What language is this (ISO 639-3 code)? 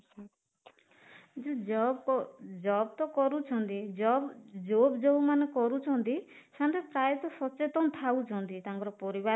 ori